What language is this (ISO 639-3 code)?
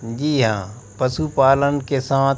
hin